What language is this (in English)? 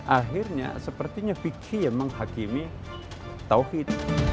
Indonesian